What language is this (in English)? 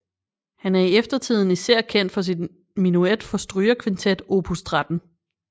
Danish